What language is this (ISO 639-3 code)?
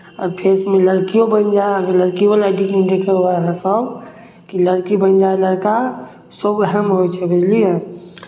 mai